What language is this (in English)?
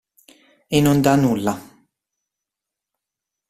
Italian